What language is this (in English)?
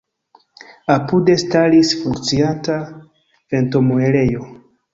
Esperanto